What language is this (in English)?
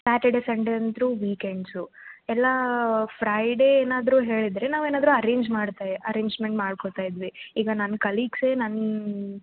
Kannada